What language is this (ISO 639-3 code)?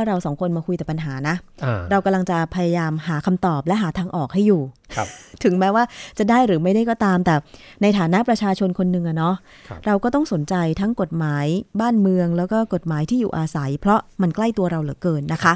tha